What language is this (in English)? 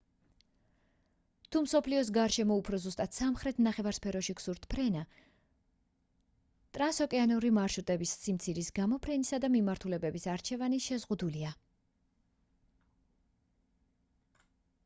Georgian